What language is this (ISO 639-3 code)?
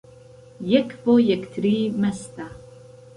ckb